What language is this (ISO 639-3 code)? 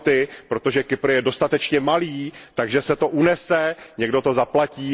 ces